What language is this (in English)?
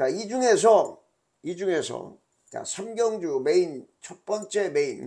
Korean